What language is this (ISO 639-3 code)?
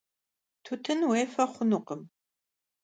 kbd